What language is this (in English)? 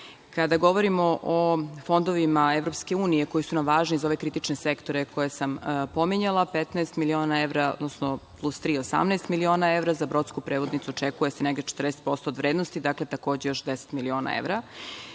Serbian